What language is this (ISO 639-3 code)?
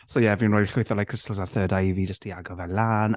cym